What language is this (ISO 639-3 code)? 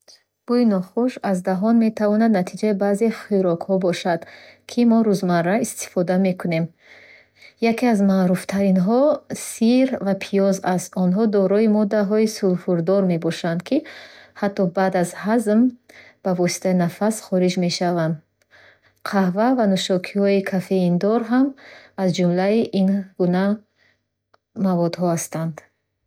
bhh